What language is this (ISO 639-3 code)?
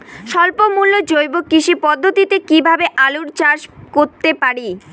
ben